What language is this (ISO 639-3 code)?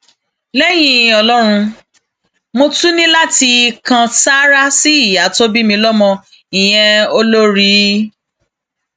yor